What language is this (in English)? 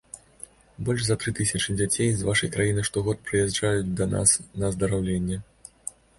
Belarusian